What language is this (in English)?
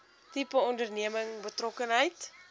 Afrikaans